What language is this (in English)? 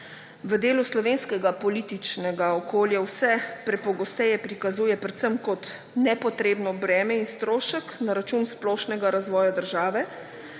Slovenian